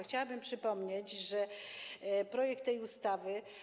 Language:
Polish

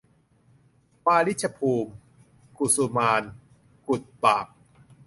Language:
Thai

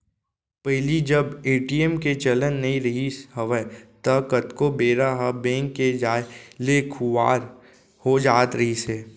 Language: Chhattisgarhi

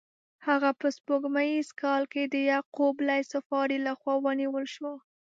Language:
Pashto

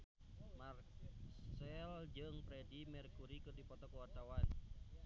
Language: Sundanese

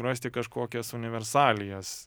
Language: Lithuanian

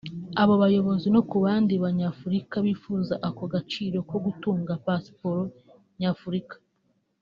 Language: Kinyarwanda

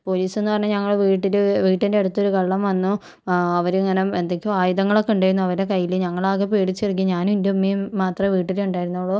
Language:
Malayalam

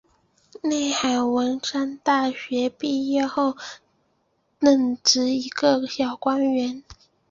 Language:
Chinese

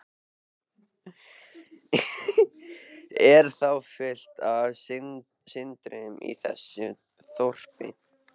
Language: Icelandic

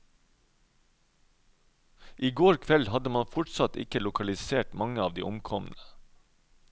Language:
Norwegian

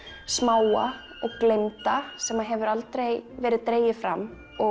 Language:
Icelandic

